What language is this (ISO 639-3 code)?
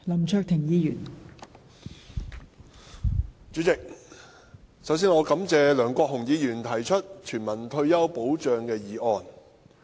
yue